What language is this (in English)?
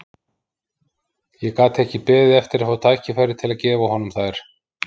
Icelandic